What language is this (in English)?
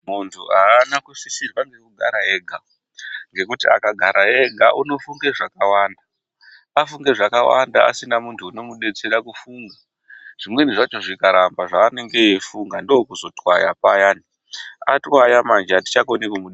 Ndau